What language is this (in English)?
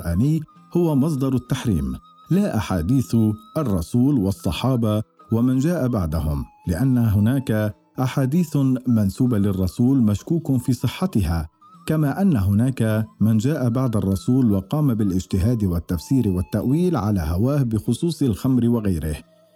Arabic